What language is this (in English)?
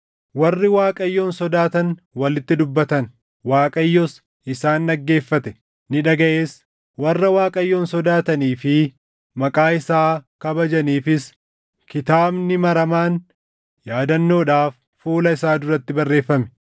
Oromo